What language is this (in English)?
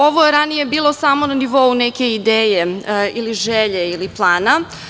Serbian